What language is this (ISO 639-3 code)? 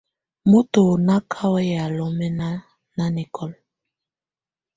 tvu